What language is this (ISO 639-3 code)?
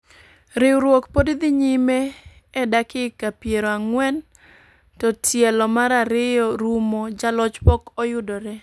luo